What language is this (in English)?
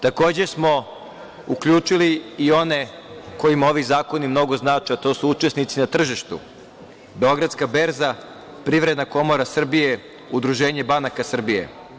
Serbian